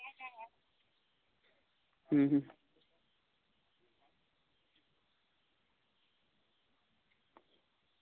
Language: Santali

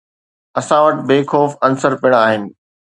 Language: Sindhi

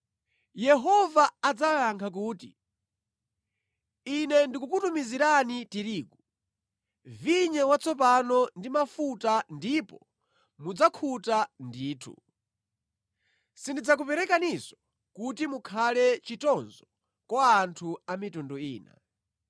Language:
Nyanja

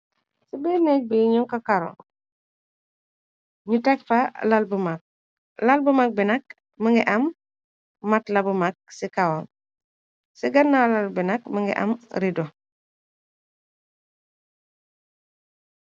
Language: Wolof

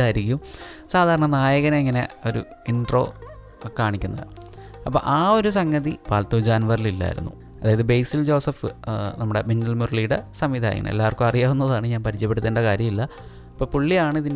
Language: Malayalam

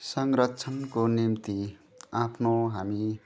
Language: Nepali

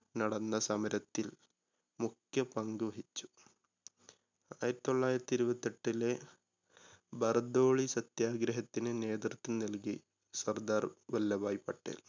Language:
Malayalam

